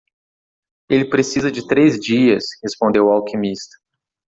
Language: Portuguese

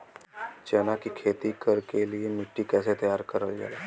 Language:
Bhojpuri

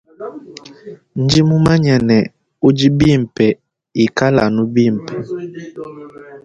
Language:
Luba-Lulua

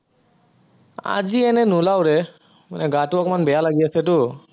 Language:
Assamese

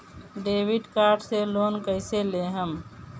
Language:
Bhojpuri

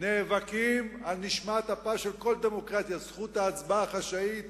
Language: Hebrew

